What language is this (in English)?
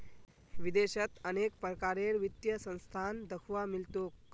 Magahi